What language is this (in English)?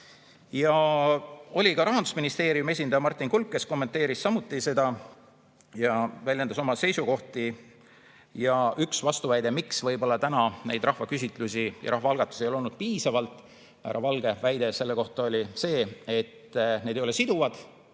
Estonian